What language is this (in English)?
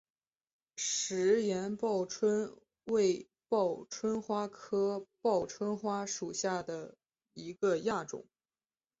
Chinese